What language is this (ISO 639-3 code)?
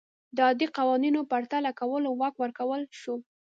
pus